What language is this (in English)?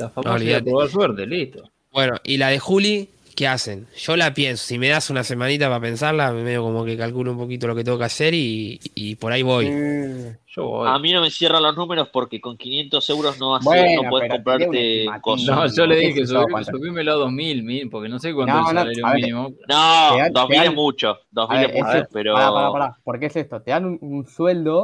Spanish